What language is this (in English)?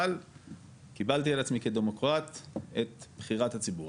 Hebrew